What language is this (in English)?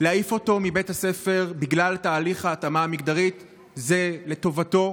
Hebrew